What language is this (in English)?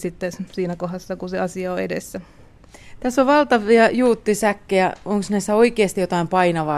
Finnish